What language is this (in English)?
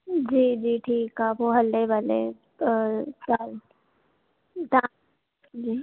Sindhi